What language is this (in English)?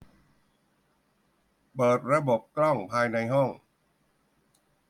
Thai